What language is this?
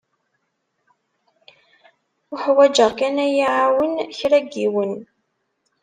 Kabyle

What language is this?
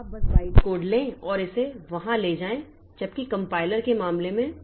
Hindi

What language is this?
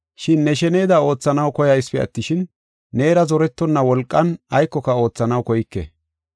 Gofa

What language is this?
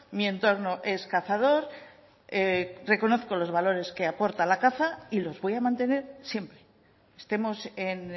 Spanish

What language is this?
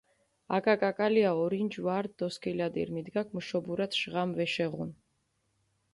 Mingrelian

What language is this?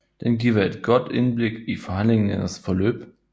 Danish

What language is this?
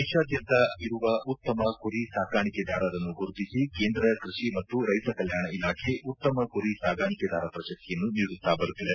Kannada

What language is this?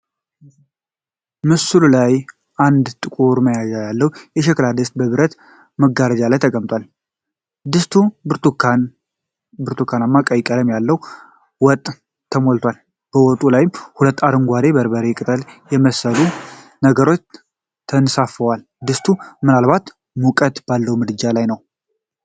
Amharic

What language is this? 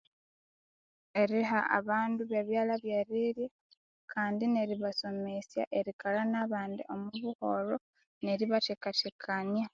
Konzo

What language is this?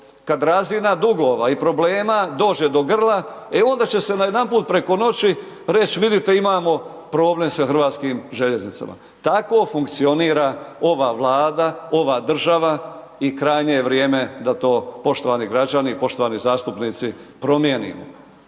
Croatian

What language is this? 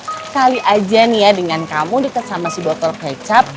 Indonesian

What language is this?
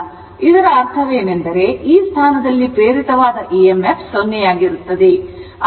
Kannada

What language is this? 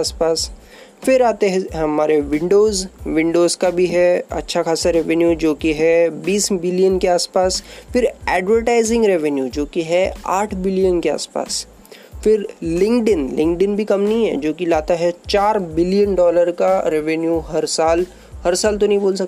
Hindi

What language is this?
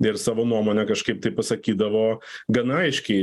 Lithuanian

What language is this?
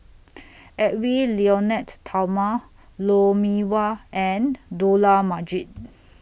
English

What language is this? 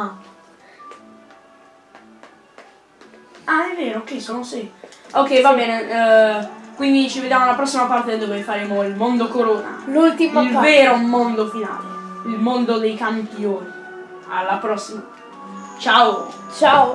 Italian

